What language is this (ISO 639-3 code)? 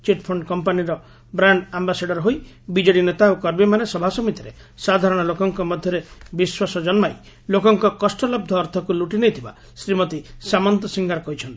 ori